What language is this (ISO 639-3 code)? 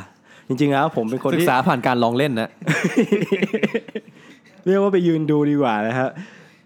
tha